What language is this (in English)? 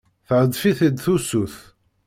Kabyle